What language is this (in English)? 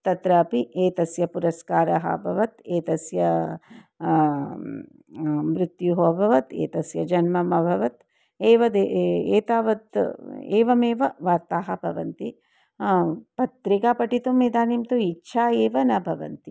Sanskrit